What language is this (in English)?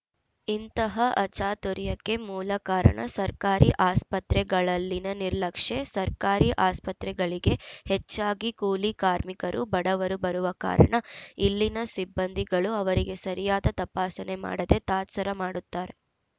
Kannada